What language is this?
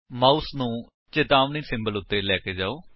Punjabi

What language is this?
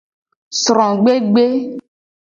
Gen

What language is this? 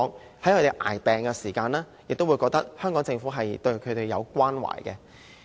Cantonese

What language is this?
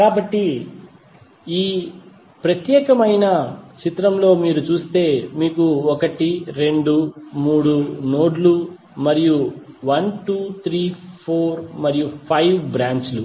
Telugu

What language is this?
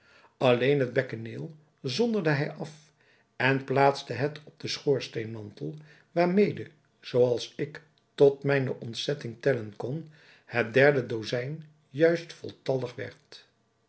Dutch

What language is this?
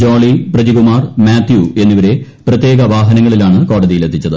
Malayalam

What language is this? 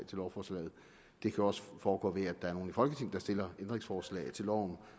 Danish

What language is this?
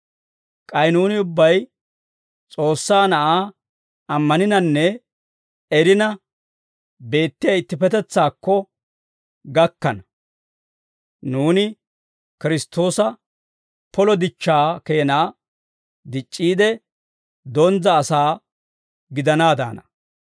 Dawro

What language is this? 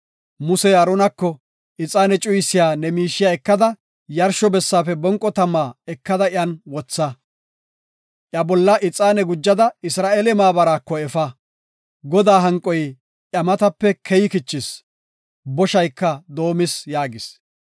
Gofa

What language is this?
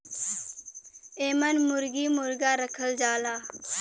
Bhojpuri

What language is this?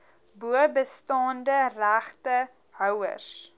Afrikaans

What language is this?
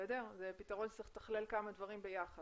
Hebrew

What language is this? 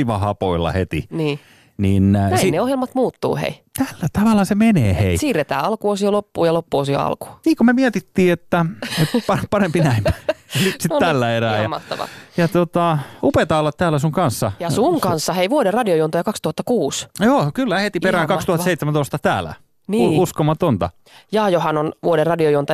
Finnish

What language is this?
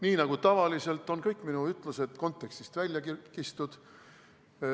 Estonian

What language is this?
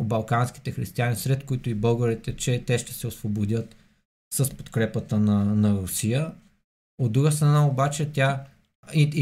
Bulgarian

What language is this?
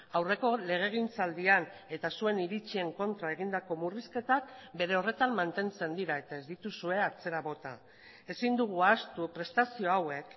Basque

